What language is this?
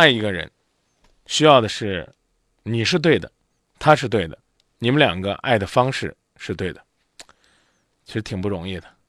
Chinese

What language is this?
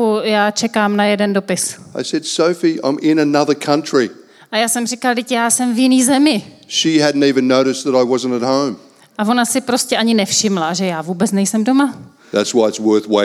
Czech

